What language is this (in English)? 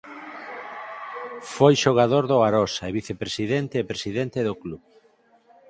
Galician